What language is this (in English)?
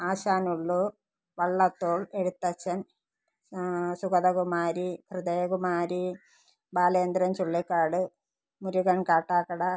Malayalam